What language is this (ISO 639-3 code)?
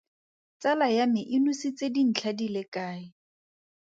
tsn